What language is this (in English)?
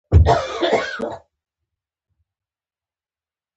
Pashto